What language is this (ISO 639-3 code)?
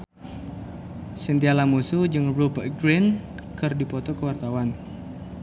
sun